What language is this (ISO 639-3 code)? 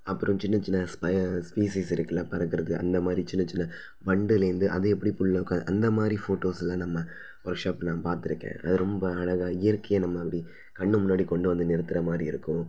tam